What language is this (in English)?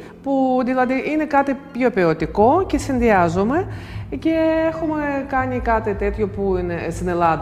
Greek